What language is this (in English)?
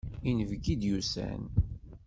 Kabyle